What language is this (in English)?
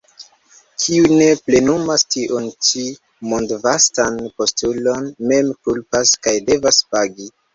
Esperanto